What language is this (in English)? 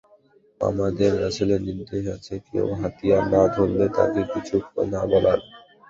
Bangla